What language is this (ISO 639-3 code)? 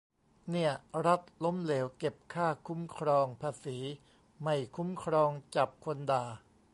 tha